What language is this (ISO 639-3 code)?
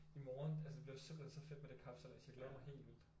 dan